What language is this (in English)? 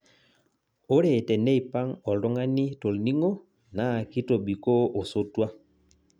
Masai